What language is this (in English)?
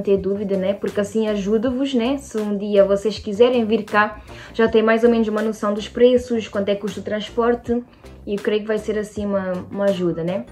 Portuguese